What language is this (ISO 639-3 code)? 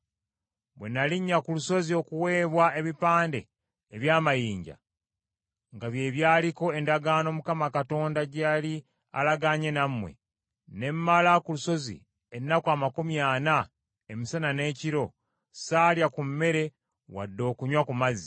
lug